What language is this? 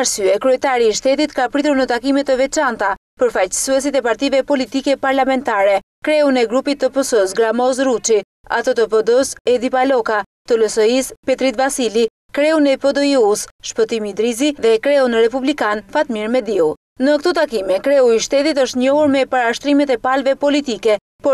Romanian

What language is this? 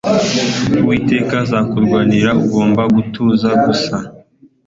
Kinyarwanda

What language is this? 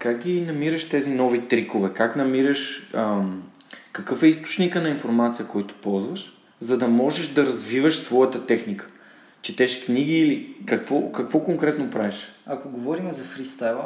Bulgarian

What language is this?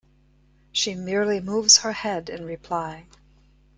English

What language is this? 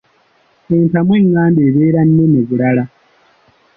Ganda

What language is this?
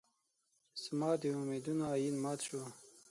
Pashto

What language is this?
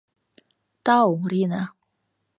Mari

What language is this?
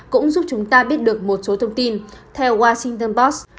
Vietnamese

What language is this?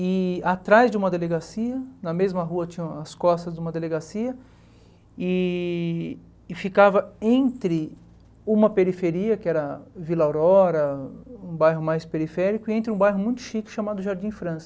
Portuguese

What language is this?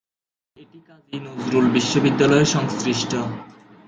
Bangla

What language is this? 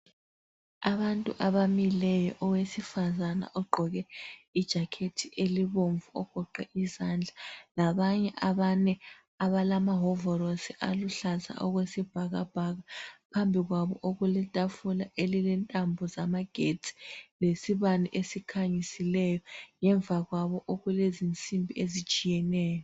North Ndebele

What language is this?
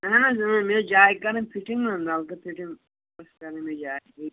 Kashmiri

